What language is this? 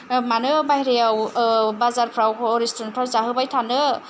Bodo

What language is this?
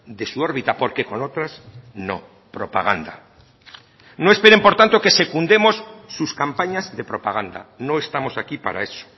Spanish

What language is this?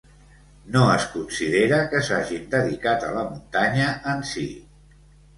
Catalan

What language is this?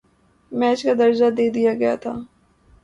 Urdu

